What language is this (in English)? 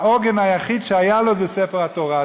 Hebrew